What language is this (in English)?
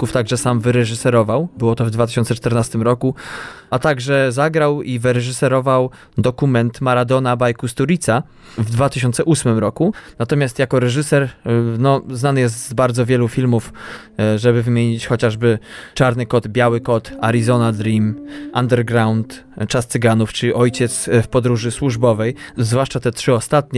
Polish